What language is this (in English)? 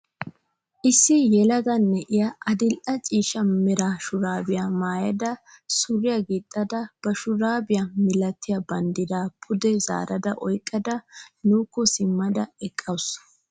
Wolaytta